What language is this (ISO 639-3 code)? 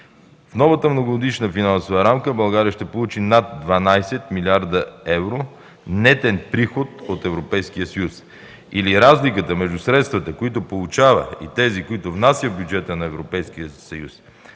bul